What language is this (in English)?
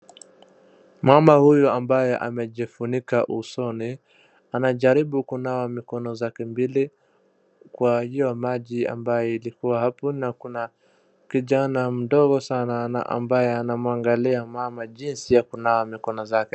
Swahili